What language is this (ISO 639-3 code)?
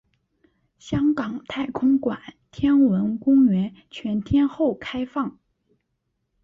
zho